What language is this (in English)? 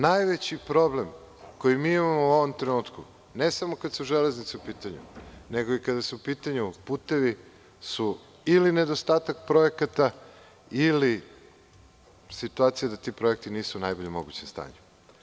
Serbian